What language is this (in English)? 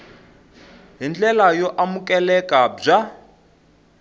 Tsonga